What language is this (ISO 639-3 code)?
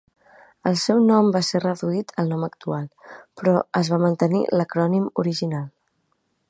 cat